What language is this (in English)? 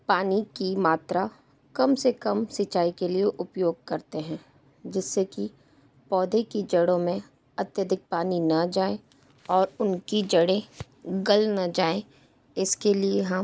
Hindi